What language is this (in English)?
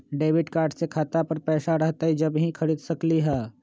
Magahi